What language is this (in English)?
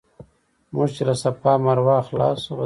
Pashto